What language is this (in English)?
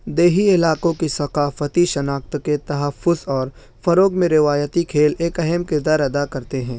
Urdu